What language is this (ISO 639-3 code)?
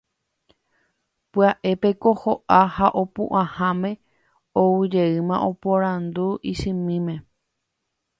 grn